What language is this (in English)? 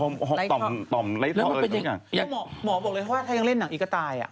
Thai